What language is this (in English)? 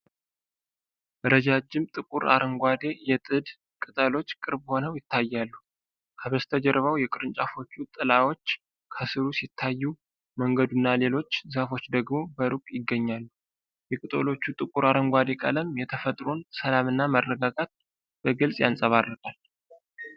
Amharic